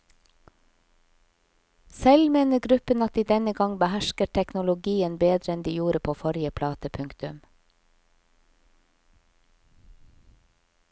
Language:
Norwegian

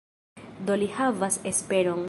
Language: Esperanto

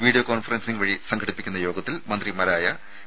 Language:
Malayalam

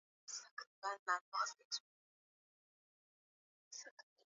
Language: Swahili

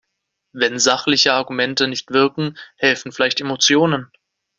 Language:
German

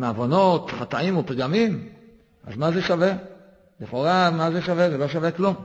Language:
Hebrew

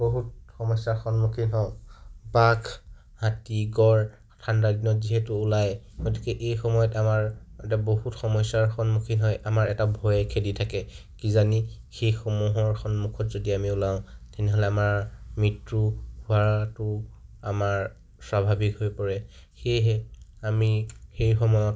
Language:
Assamese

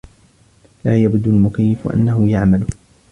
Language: Arabic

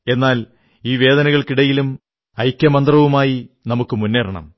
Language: Malayalam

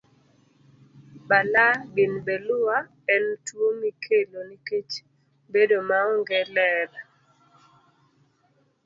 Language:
Luo (Kenya and Tanzania)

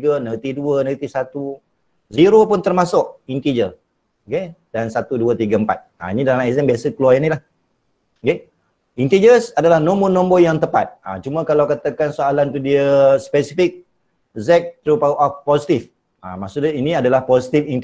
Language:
Malay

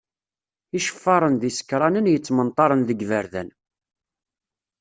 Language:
Kabyle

